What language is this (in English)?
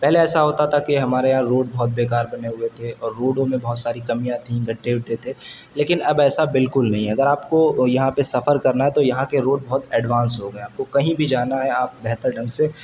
Urdu